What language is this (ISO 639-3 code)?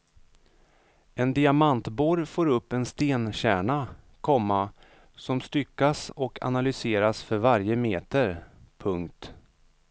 swe